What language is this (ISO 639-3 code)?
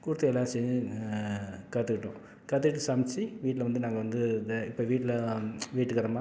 tam